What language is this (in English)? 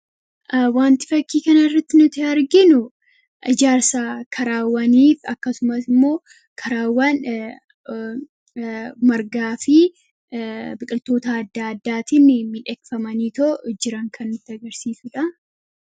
Oromo